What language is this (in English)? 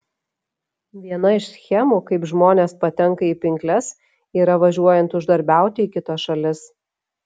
Lithuanian